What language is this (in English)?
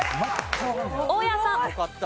Japanese